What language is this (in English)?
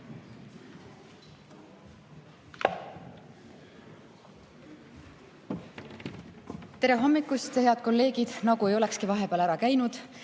Estonian